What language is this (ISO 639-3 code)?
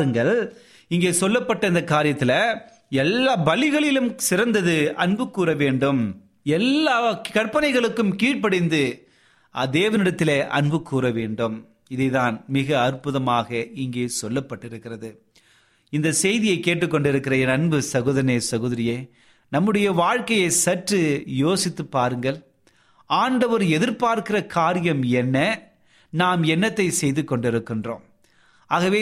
tam